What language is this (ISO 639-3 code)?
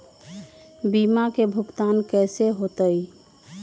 mag